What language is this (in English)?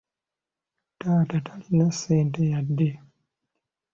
Ganda